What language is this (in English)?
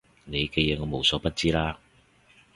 Cantonese